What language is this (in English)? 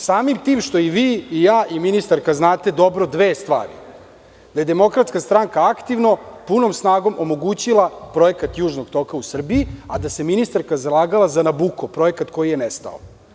Serbian